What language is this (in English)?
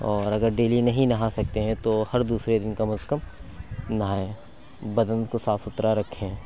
Urdu